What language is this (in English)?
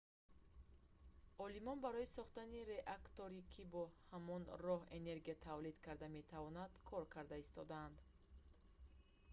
Tajik